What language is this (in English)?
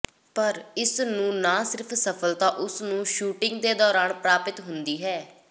Punjabi